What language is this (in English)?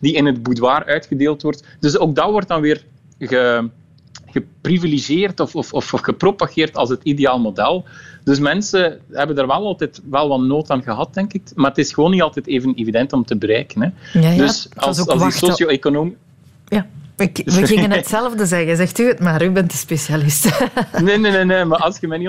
Dutch